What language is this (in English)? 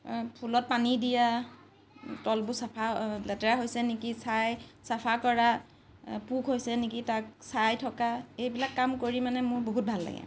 Assamese